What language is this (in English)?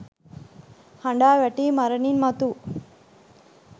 Sinhala